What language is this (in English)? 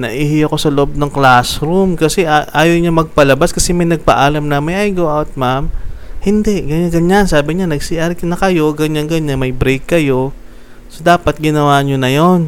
Filipino